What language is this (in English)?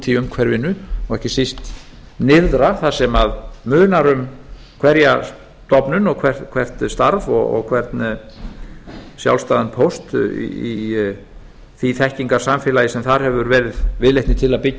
Icelandic